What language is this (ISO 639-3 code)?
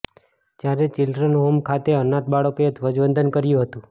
guj